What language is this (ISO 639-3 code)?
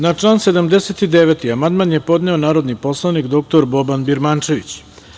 srp